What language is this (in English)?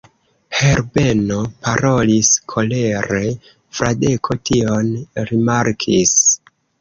Esperanto